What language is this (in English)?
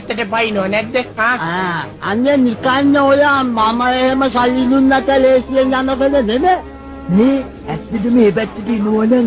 Sinhala